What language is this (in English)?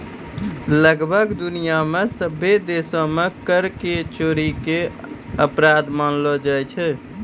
Maithili